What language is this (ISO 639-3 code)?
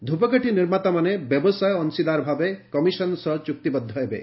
ori